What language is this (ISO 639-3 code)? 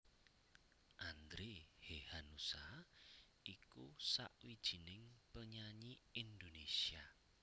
jav